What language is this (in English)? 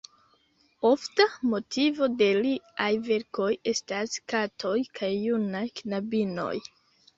Esperanto